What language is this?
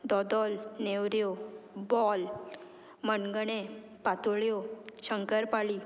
Konkani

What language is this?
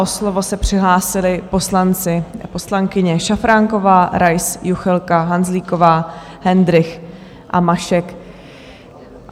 Czech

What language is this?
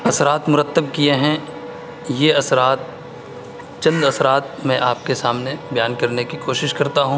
Urdu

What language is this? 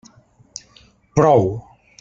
Catalan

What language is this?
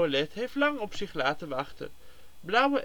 Dutch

